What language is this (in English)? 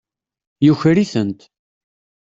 Kabyle